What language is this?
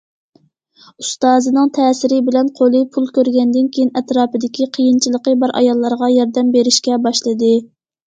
Uyghur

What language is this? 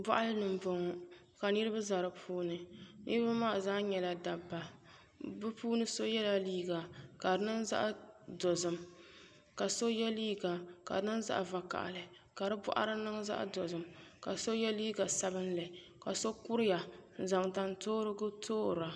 Dagbani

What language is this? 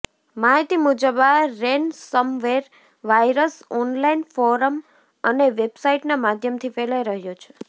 Gujarati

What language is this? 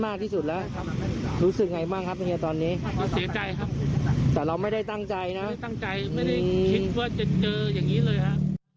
Thai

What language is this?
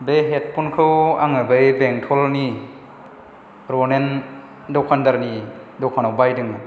Bodo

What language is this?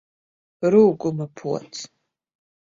Latvian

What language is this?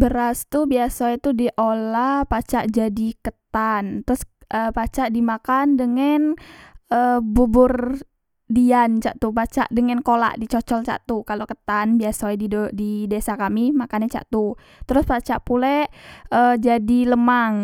Musi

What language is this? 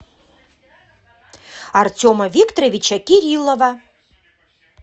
Russian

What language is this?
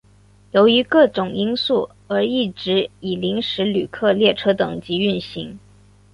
Chinese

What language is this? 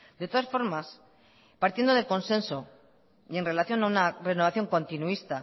Spanish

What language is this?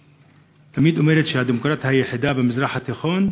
Hebrew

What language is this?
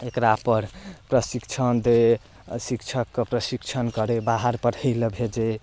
Maithili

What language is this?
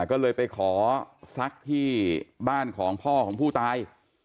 Thai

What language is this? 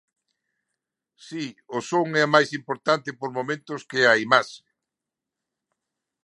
Galician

